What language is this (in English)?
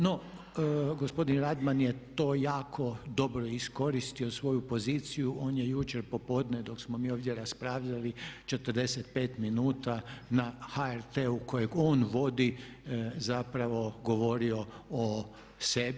Croatian